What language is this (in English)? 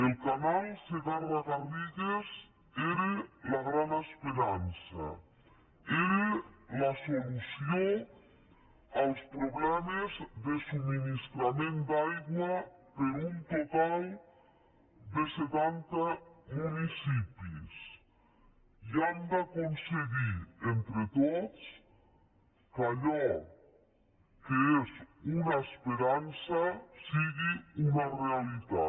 Catalan